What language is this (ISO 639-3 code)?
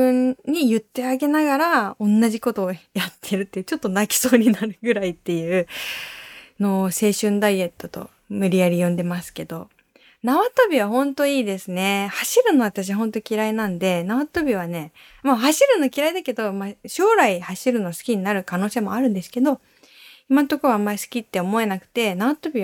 jpn